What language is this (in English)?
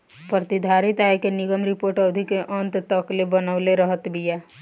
Bhojpuri